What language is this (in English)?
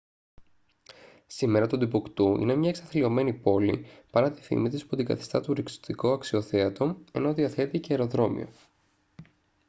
Greek